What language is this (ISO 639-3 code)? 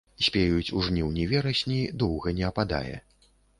bel